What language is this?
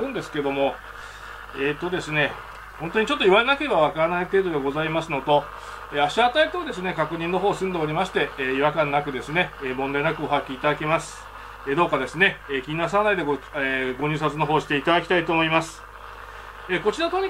Japanese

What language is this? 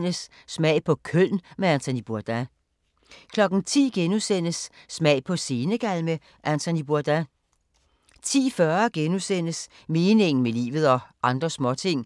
Danish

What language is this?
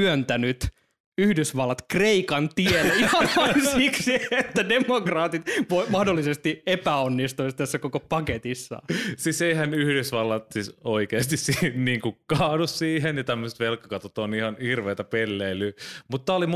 Finnish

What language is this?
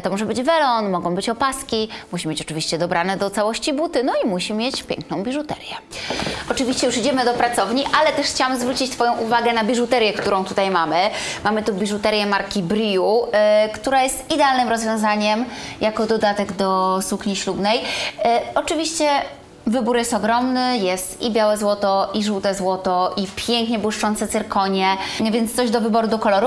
Polish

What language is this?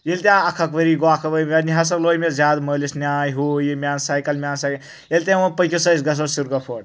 Kashmiri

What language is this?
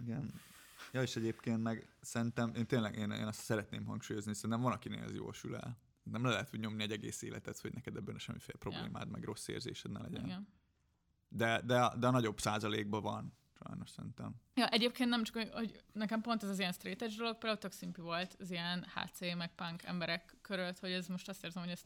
Hungarian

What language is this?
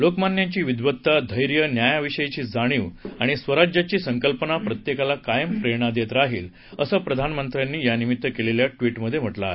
Marathi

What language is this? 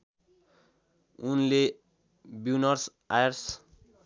Nepali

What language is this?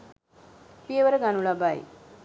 Sinhala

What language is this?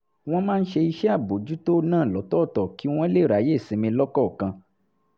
Yoruba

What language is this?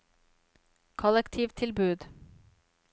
Norwegian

